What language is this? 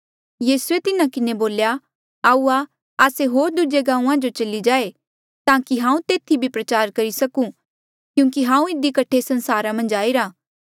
Mandeali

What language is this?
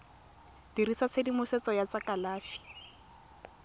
Tswana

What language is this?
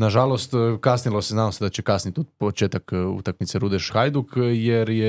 Croatian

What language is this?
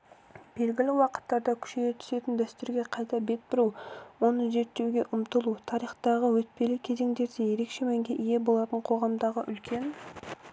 Kazakh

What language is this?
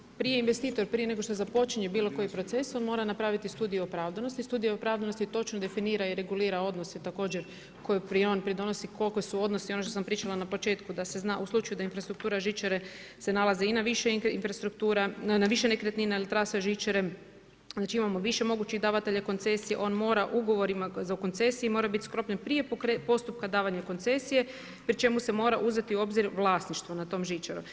Croatian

